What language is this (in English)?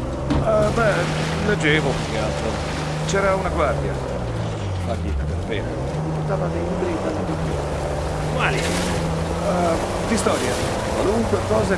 Italian